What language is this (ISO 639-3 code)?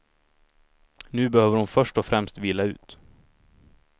swe